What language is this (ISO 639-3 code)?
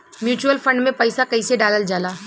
bho